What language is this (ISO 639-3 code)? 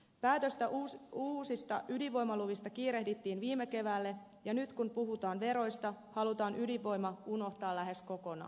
fin